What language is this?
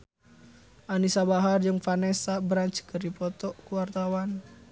Sundanese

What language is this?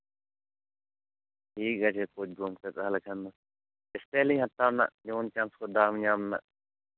Santali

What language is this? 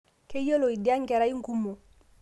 Masai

